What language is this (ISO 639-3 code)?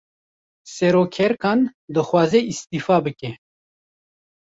kur